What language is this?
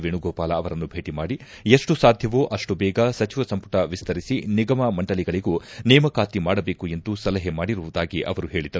Kannada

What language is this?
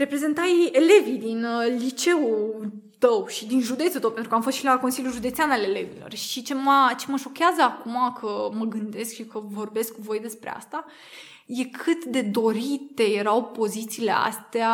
Romanian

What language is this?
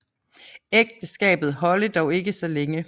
Danish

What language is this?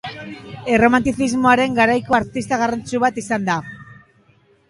Basque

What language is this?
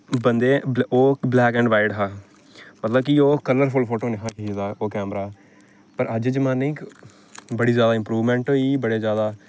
Dogri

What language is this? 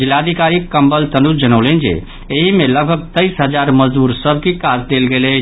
Maithili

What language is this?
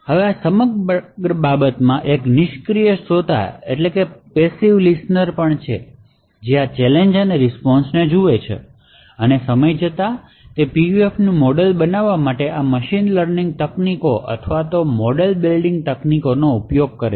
Gujarati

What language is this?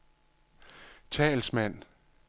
Danish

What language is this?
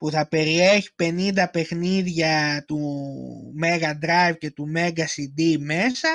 Greek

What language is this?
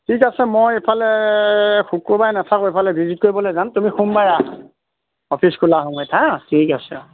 Assamese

